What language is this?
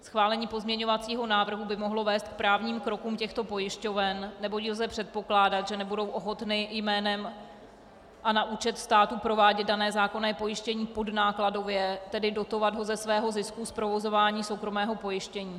Czech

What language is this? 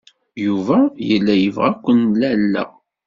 Kabyle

